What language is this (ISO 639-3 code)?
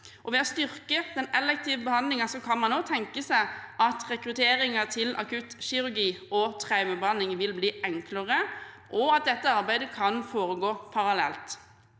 nor